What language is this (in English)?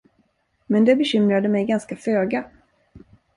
Swedish